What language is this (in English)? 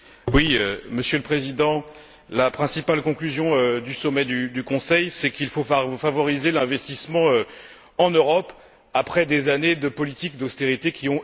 French